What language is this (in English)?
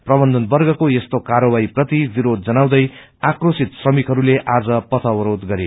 Nepali